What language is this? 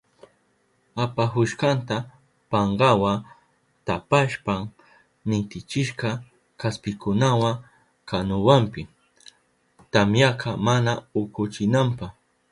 Southern Pastaza Quechua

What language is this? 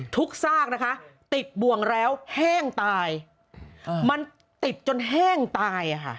Thai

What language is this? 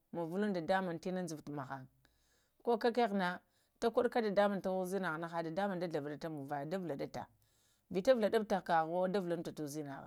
Lamang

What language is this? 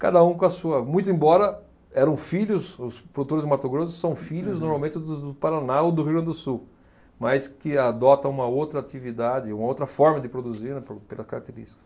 Portuguese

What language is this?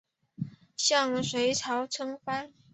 Chinese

